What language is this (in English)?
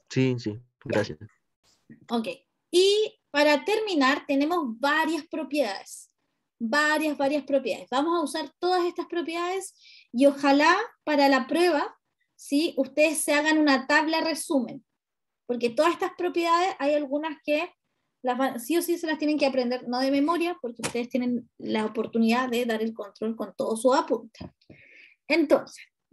Spanish